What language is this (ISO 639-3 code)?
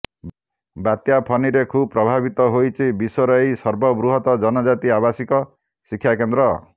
ori